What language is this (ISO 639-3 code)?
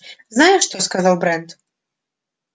rus